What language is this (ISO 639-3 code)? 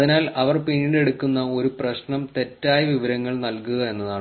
mal